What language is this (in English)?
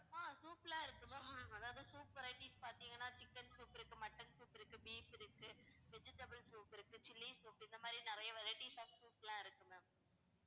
Tamil